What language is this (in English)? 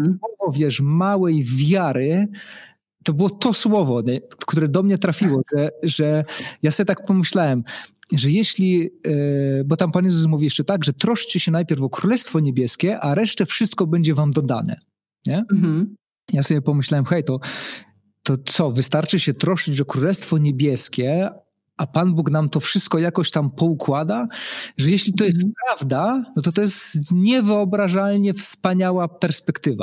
Polish